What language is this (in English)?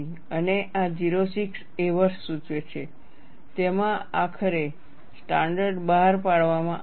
Gujarati